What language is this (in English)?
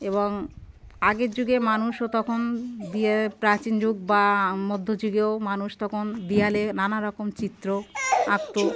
Bangla